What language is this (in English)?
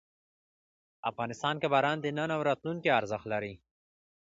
Pashto